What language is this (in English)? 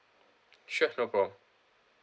English